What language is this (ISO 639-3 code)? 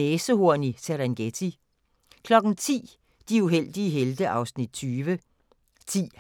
dan